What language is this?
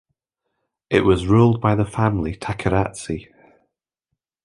English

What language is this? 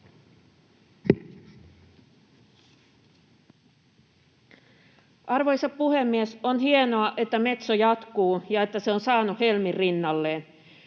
Finnish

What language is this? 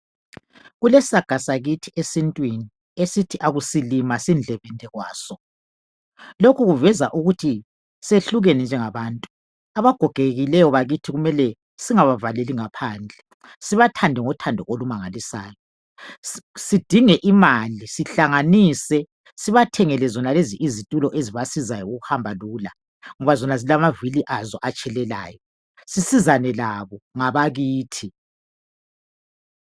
North Ndebele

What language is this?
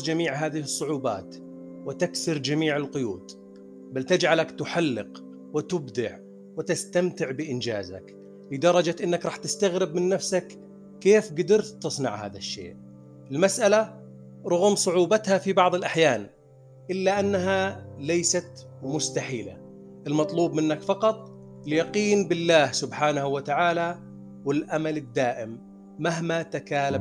Arabic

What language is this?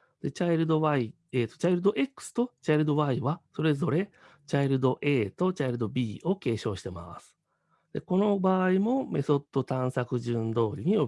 Japanese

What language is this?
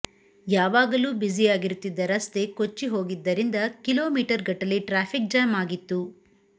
Kannada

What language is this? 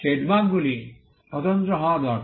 Bangla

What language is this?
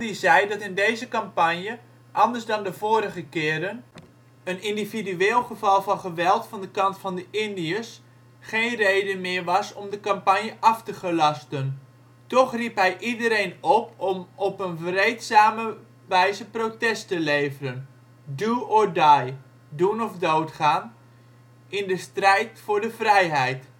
Dutch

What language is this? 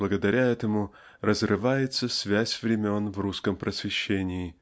Russian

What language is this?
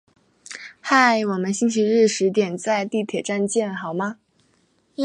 Chinese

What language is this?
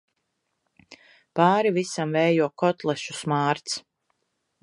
Latvian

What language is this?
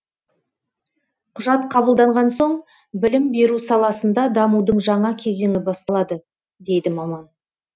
Kazakh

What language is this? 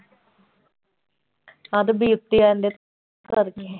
Punjabi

